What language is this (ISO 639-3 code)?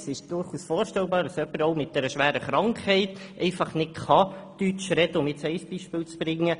gsw